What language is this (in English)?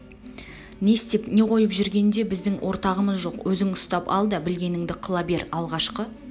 Kazakh